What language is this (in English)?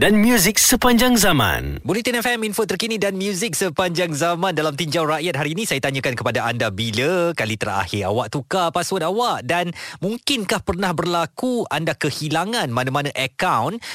Malay